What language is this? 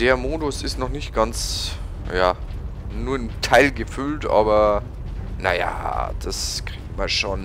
German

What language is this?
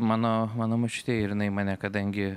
Lithuanian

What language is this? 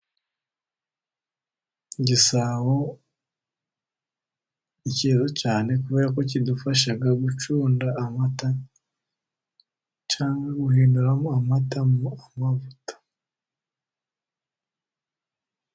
Kinyarwanda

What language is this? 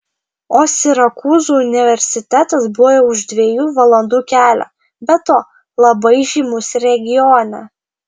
Lithuanian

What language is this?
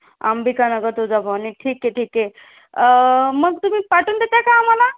Marathi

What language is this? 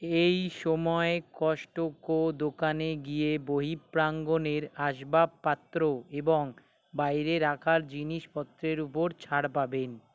Bangla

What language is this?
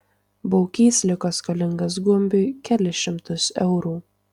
Lithuanian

